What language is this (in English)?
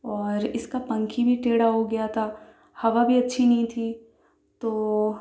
Urdu